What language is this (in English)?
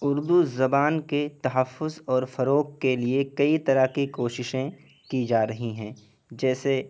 Urdu